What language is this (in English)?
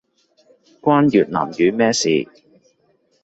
Cantonese